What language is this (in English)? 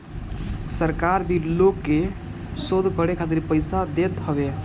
Bhojpuri